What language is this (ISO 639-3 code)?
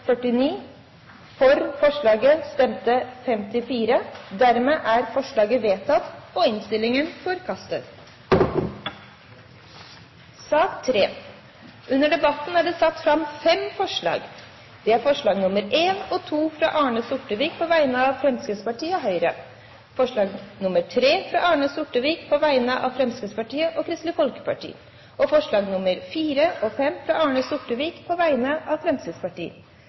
nob